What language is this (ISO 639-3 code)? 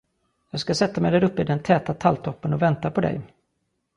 swe